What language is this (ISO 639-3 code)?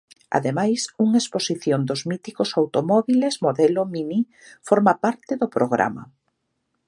glg